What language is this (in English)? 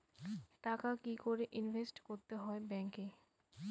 Bangla